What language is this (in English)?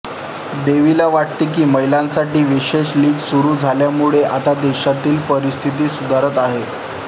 Marathi